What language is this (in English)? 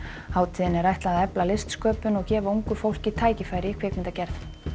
Icelandic